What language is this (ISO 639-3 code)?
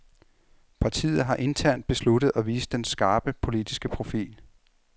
dan